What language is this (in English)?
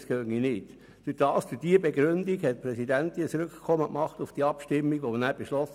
Swiss German